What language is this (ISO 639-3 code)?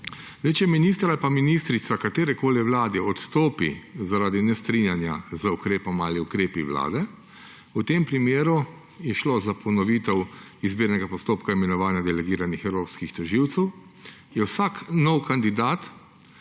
slv